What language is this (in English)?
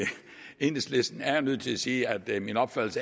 Danish